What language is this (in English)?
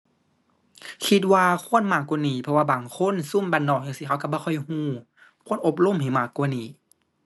Thai